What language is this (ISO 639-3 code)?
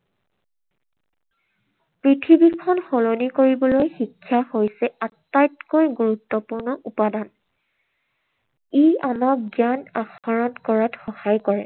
asm